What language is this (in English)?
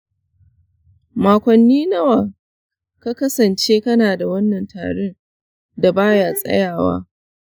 Hausa